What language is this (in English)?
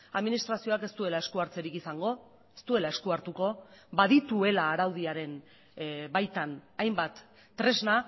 Basque